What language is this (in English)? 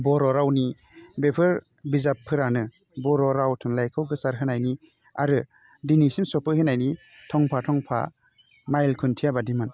Bodo